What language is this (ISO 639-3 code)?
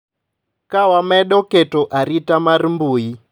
luo